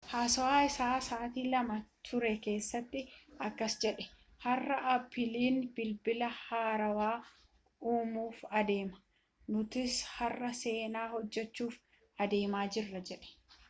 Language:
Oromo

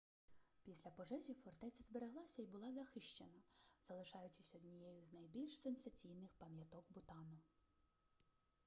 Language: Ukrainian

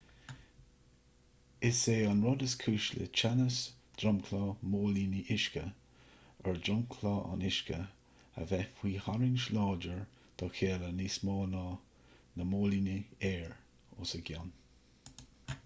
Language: Irish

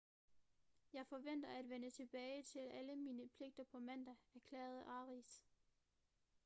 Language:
Danish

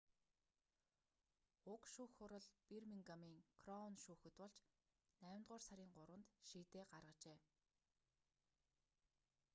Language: Mongolian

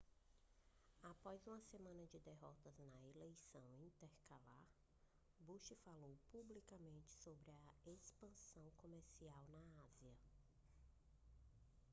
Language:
Portuguese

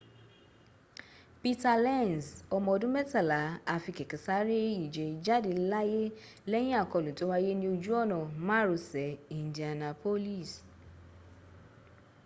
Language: Yoruba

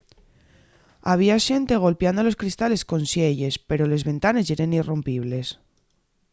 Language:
Asturian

